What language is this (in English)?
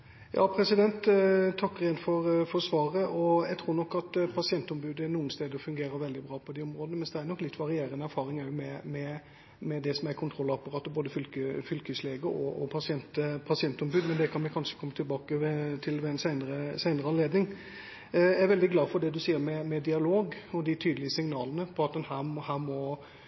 Norwegian Bokmål